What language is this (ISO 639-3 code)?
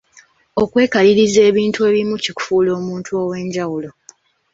lug